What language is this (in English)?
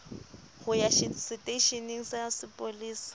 Southern Sotho